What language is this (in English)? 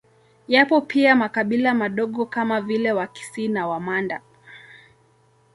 Swahili